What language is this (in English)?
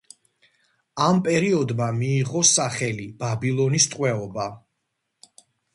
Georgian